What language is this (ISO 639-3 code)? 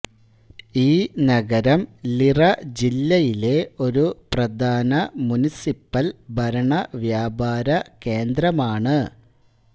mal